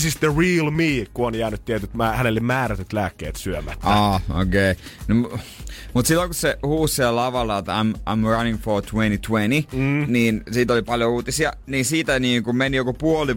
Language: Finnish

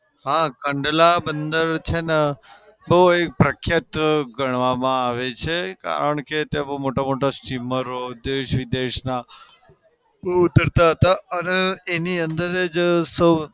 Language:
Gujarati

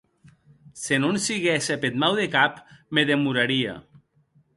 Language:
Occitan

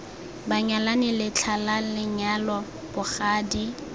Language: Tswana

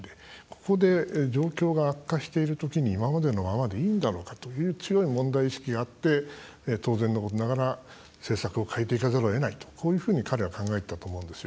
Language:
Japanese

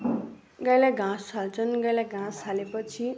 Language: Nepali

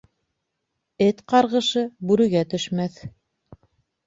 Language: Bashkir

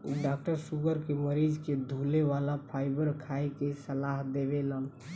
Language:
Bhojpuri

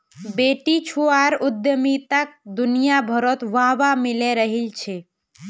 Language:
Magahi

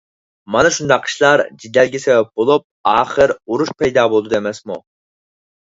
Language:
Uyghur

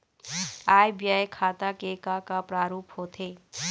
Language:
Chhattisgarhi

